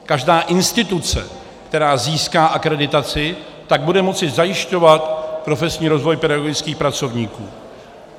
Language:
Czech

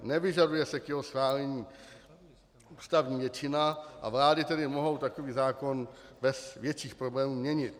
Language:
Czech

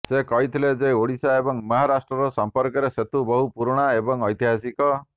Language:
Odia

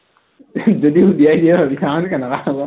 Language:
Assamese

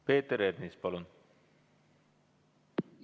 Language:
Estonian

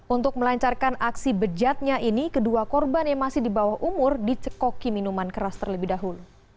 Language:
Indonesian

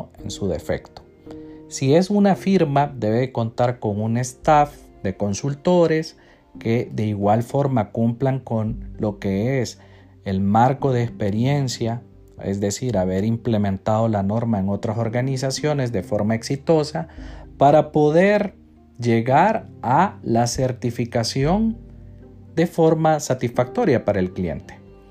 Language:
Spanish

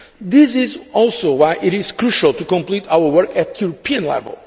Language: English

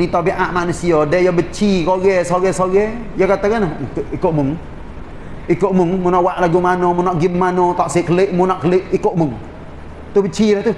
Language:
Malay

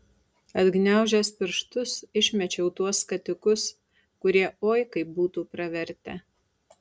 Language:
Lithuanian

